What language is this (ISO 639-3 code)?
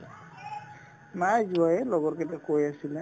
asm